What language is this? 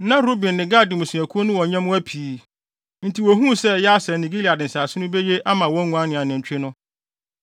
Akan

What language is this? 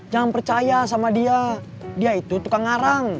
Indonesian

